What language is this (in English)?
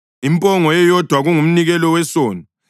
North Ndebele